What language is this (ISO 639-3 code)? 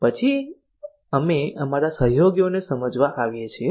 guj